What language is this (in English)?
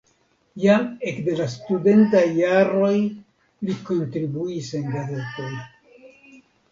Esperanto